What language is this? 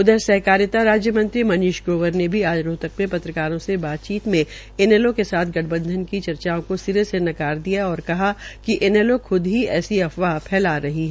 Hindi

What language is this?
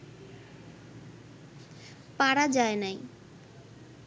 Bangla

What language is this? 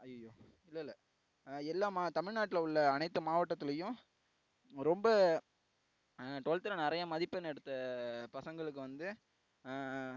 Tamil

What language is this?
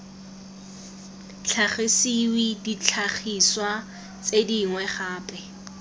Tswana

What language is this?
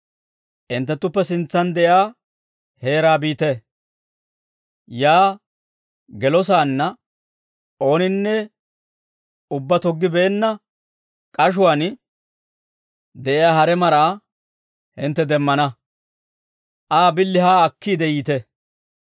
Dawro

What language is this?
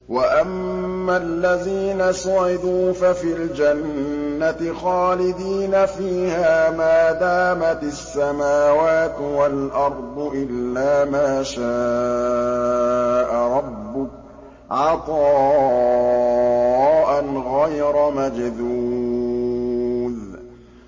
Arabic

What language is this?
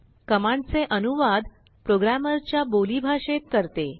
Marathi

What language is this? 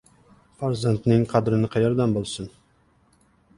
Uzbek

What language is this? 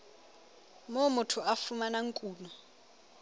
Southern Sotho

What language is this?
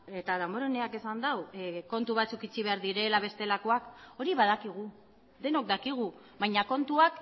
Basque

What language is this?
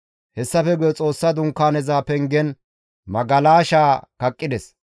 Gamo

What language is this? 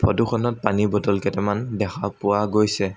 Assamese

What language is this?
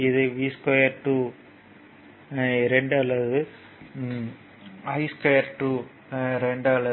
Tamil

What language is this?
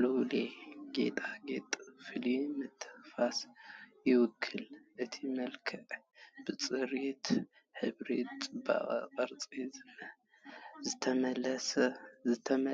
Tigrinya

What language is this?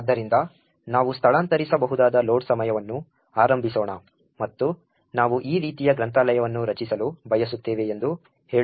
Kannada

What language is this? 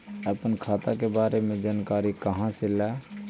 Magahi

